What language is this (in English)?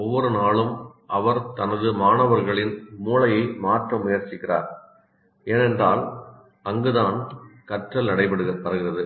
Tamil